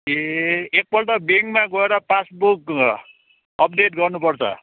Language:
Nepali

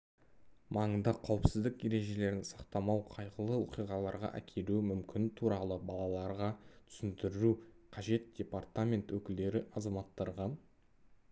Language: Kazakh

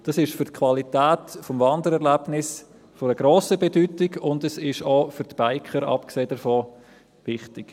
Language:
Swiss German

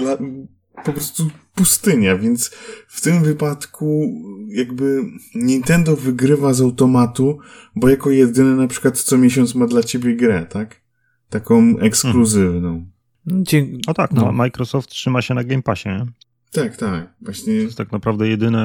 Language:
Polish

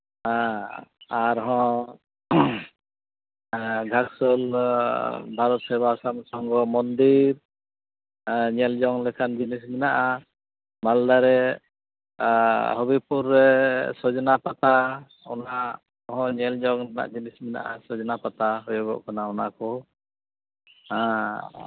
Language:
Santali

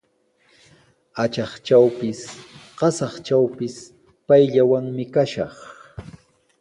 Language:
Sihuas Ancash Quechua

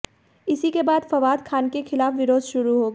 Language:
Hindi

